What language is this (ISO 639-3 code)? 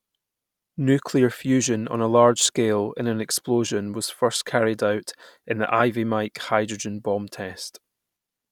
eng